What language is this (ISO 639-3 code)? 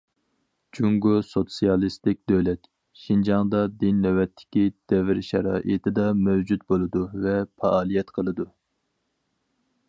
uig